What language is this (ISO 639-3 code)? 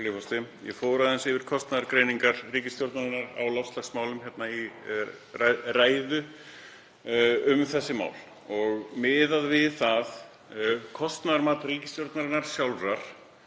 isl